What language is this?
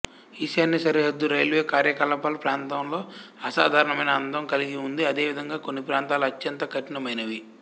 Telugu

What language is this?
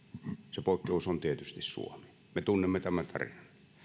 Finnish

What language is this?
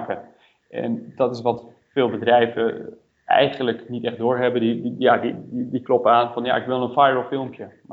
Dutch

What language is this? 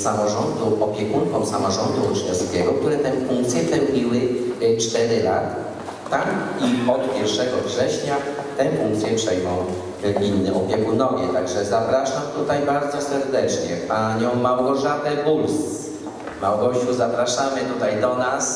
Polish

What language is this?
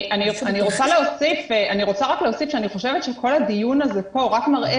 Hebrew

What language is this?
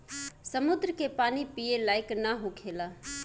Bhojpuri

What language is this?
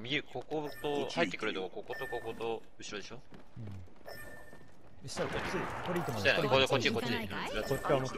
Japanese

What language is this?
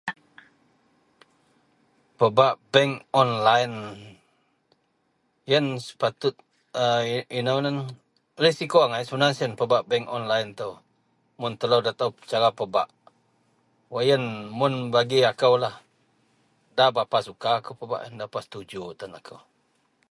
Central Melanau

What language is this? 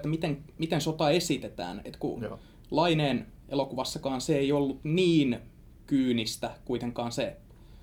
Finnish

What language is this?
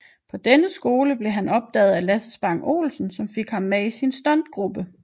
Danish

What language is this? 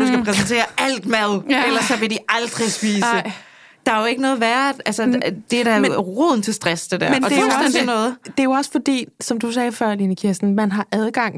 Danish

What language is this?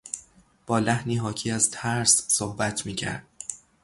Persian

